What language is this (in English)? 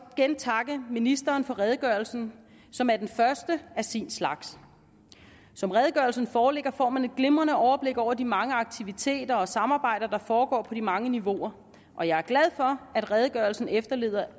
Danish